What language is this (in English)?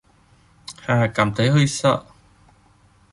Vietnamese